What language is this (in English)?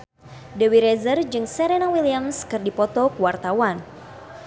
Sundanese